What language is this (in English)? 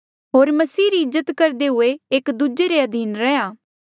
Mandeali